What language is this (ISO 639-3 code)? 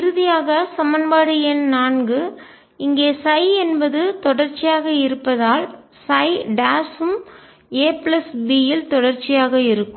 tam